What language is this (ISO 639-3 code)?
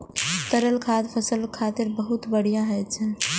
mai